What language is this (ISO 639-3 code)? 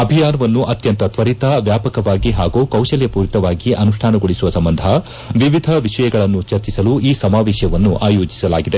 kan